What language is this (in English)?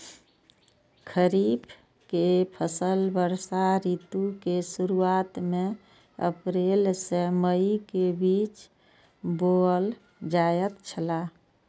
Maithili